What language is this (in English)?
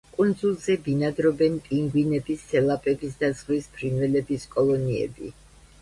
Georgian